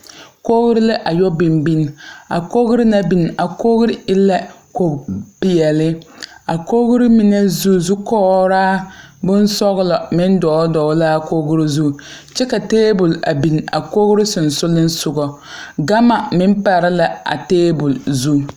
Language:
Southern Dagaare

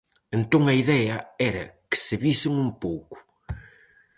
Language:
Galician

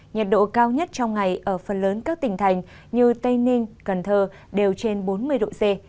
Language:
Vietnamese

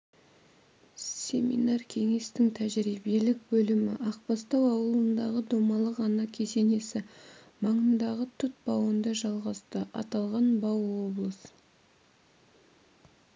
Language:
Kazakh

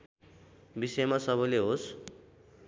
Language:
Nepali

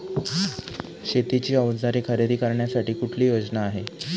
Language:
Marathi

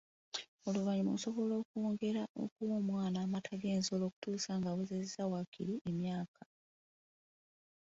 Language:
Ganda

